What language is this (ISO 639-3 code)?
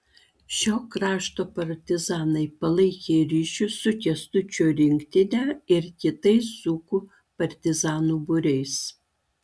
lit